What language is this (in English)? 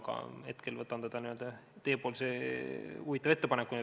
Estonian